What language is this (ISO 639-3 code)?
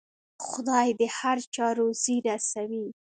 pus